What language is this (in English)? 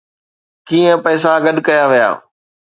Sindhi